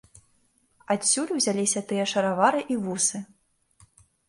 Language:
Belarusian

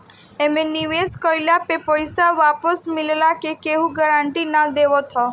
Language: Bhojpuri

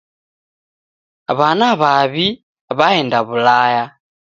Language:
Taita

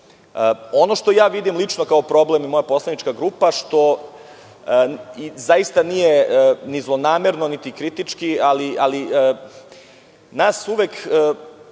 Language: Serbian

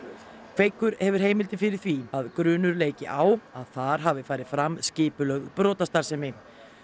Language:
Icelandic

